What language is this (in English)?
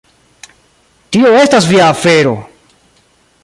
Esperanto